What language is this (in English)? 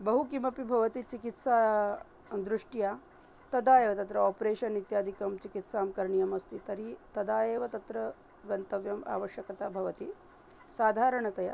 Sanskrit